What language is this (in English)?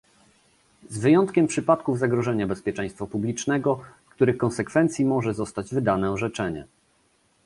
Polish